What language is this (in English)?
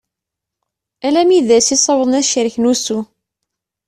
Kabyle